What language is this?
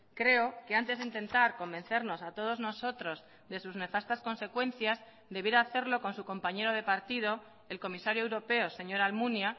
Spanish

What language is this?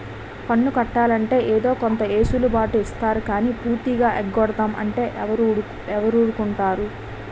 Telugu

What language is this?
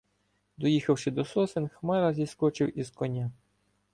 Ukrainian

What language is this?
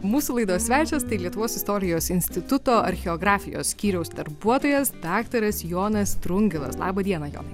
Lithuanian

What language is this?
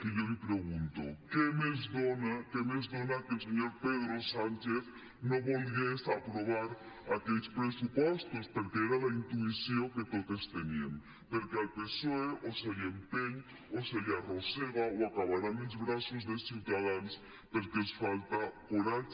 Catalan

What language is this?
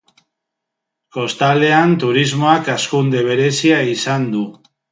Basque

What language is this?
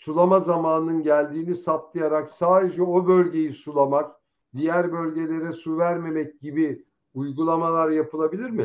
Turkish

